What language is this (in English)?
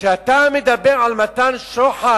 Hebrew